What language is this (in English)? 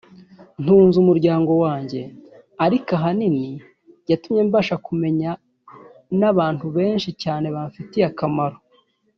Kinyarwanda